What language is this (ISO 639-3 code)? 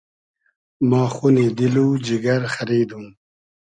haz